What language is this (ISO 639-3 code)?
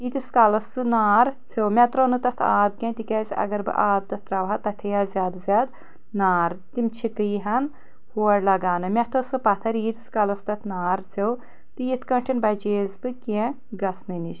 kas